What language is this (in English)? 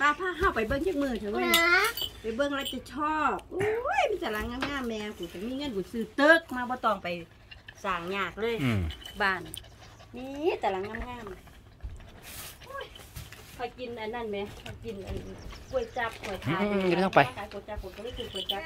Thai